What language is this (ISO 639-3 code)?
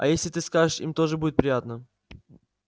rus